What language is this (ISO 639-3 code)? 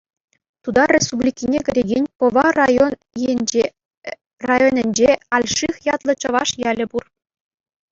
chv